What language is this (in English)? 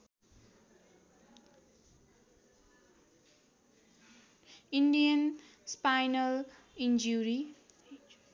Nepali